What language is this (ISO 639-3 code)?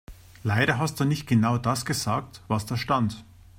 deu